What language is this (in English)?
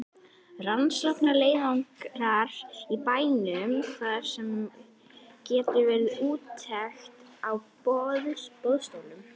Icelandic